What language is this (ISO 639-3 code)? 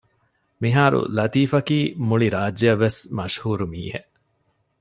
div